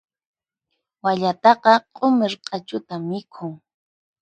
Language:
Puno Quechua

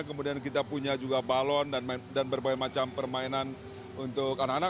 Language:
Indonesian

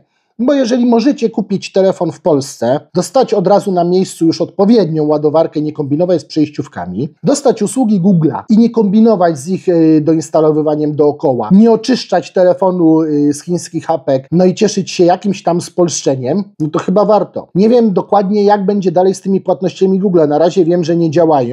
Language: Polish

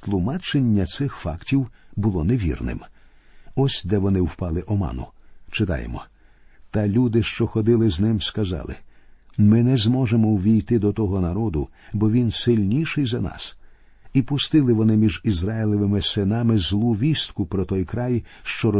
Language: Ukrainian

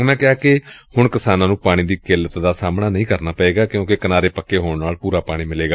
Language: Punjabi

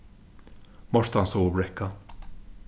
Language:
Faroese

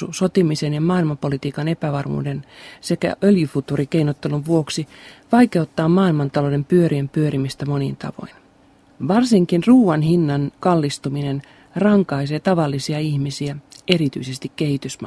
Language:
Finnish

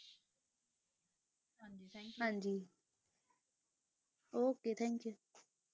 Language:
Punjabi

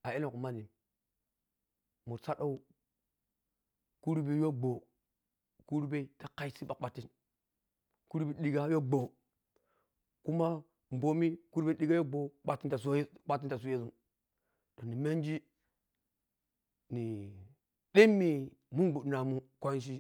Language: Piya-Kwonci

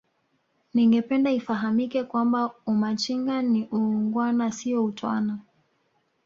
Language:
Swahili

